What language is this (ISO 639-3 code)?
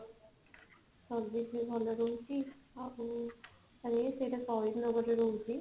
ori